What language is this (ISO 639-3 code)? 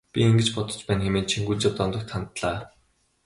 mon